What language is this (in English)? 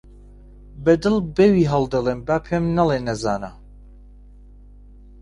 Central Kurdish